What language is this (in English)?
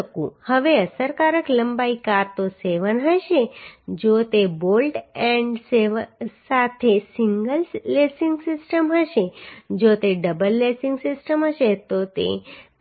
Gujarati